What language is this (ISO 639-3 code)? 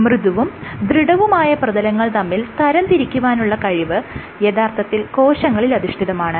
mal